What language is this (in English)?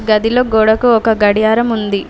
Telugu